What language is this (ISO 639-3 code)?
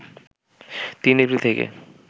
ben